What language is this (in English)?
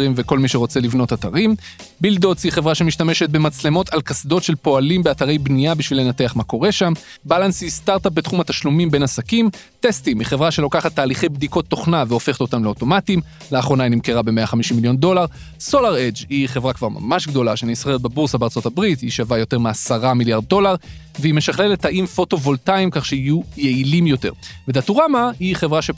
Hebrew